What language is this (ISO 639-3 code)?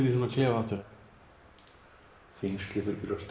isl